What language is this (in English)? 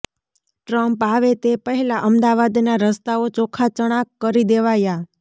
Gujarati